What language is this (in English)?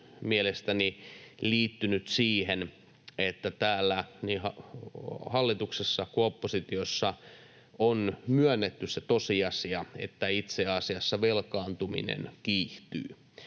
Finnish